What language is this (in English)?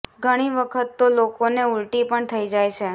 Gujarati